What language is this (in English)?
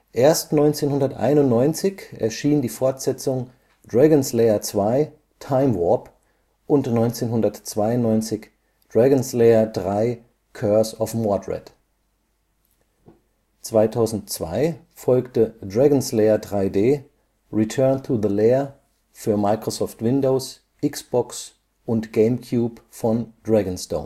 German